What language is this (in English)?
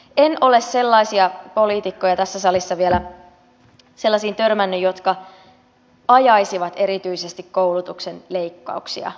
Finnish